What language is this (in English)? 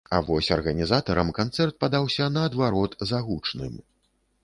Belarusian